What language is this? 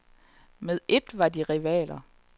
Danish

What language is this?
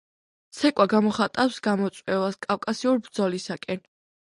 Georgian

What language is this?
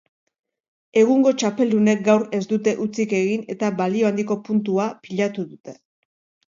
Basque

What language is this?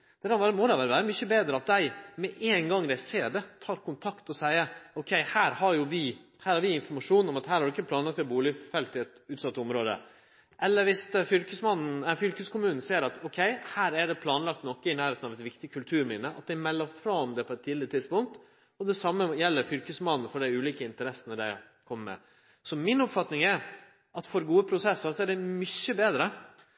Norwegian Nynorsk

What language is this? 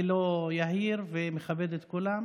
Hebrew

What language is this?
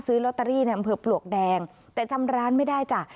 Thai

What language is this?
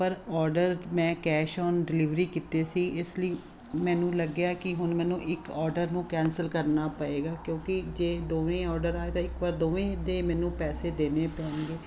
Punjabi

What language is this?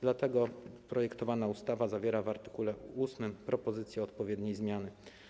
Polish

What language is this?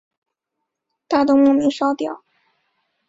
Chinese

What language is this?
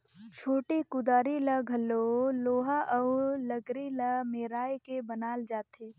Chhattisgarhi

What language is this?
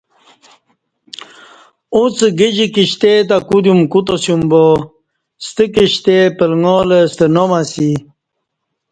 Kati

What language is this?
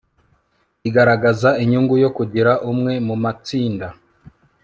Kinyarwanda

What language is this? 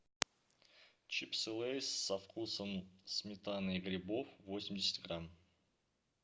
Russian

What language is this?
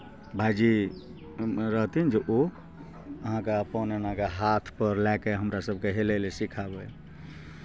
Maithili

